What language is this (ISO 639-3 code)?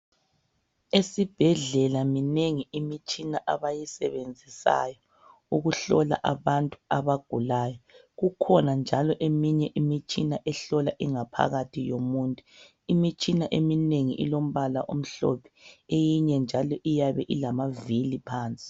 nde